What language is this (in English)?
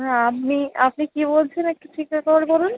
Bangla